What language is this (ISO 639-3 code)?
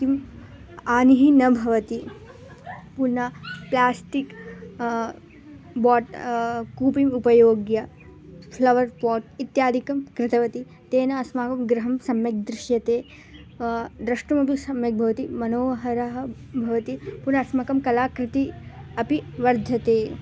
san